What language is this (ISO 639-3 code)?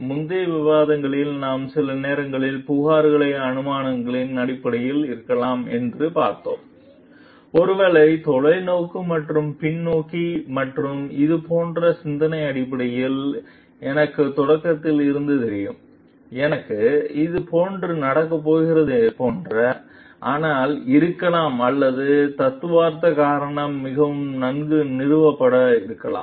tam